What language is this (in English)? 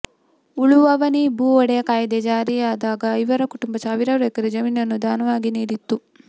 Kannada